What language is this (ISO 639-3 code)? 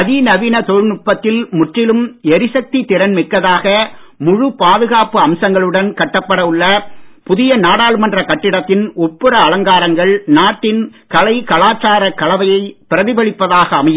tam